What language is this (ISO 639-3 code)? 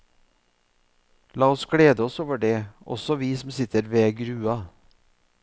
nor